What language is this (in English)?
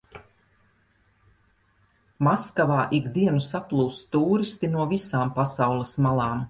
Latvian